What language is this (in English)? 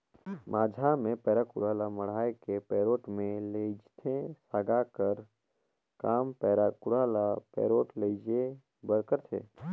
Chhattisgarhi